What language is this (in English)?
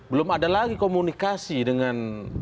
Indonesian